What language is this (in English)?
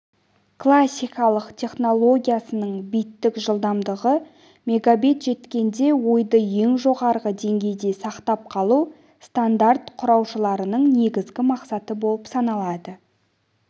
Kazakh